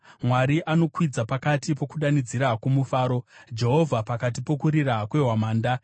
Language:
Shona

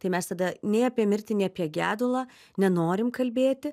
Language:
Lithuanian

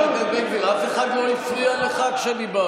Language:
Hebrew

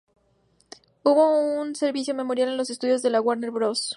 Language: Spanish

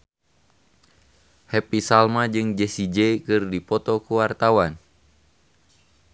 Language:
Sundanese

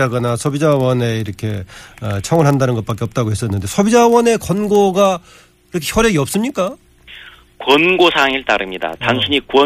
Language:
Korean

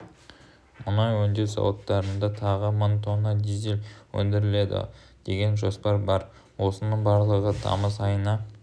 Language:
Kazakh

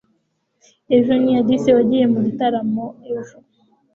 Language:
Kinyarwanda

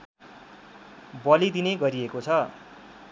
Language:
Nepali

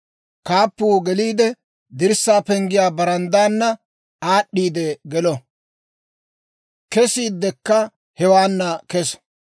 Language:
Dawro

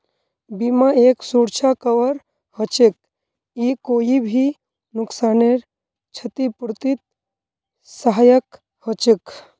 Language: Magahi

